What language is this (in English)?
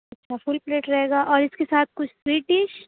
Urdu